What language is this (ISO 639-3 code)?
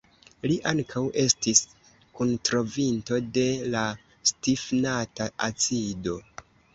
epo